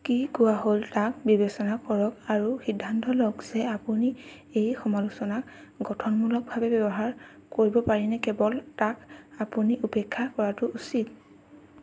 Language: Assamese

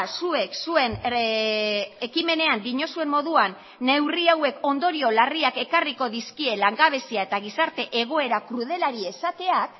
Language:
Basque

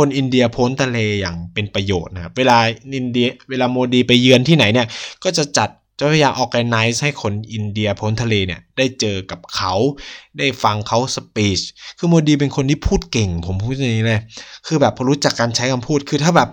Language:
Thai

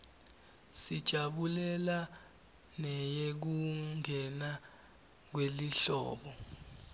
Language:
Swati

